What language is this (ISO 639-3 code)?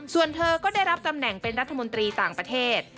tha